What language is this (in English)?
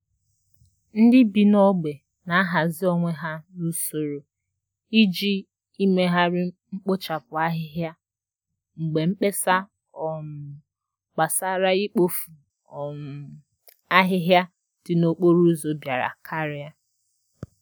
Igbo